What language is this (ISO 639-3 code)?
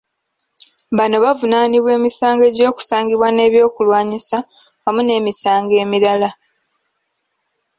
lug